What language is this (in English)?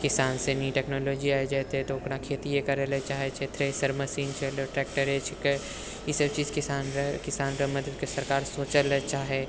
Maithili